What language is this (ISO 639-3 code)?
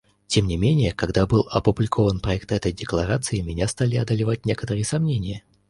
rus